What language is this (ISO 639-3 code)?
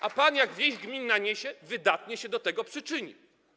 pol